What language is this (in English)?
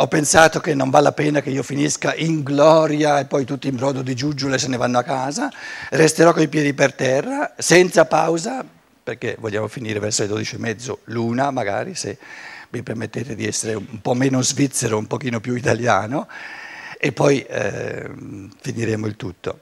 Italian